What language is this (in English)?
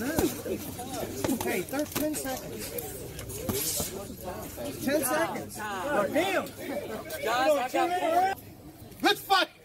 English